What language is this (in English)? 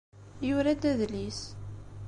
Kabyle